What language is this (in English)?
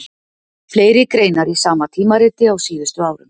Icelandic